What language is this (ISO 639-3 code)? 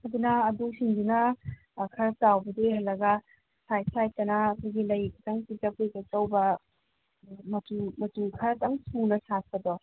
mni